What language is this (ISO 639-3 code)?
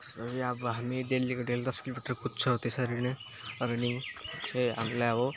nep